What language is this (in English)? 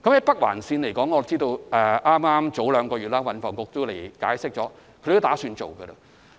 Cantonese